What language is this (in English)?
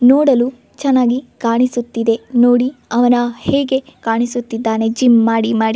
Kannada